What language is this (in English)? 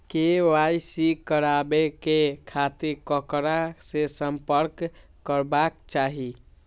Maithili